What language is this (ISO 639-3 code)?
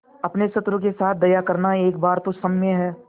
hin